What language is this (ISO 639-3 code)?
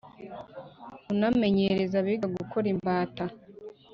kin